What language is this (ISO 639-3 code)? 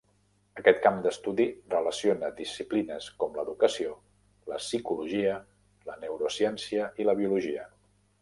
cat